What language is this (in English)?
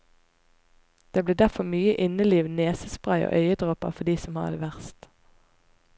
Norwegian